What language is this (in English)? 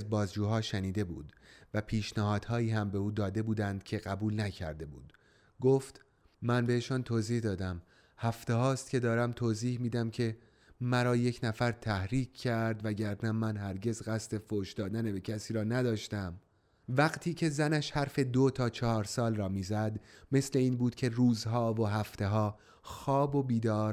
Persian